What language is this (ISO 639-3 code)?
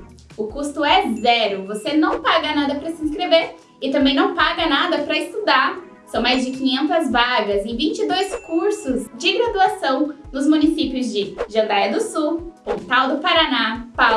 por